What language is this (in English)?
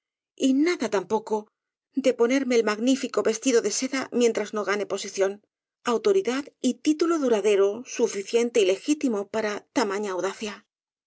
Spanish